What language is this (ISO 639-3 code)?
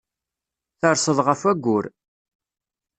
kab